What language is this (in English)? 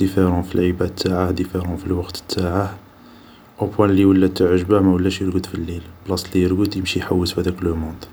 Algerian Arabic